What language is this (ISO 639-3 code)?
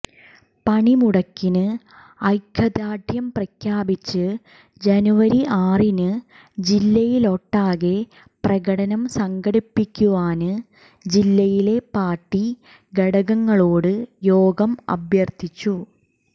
mal